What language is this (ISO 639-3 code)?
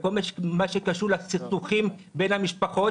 heb